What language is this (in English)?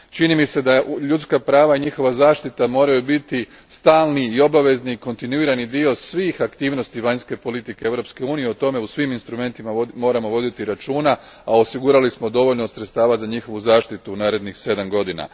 Croatian